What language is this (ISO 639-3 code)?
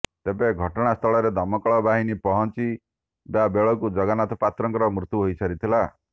ori